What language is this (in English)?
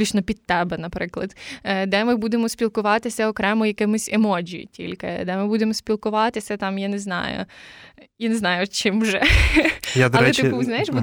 Ukrainian